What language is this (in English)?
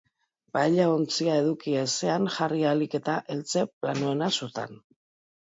Basque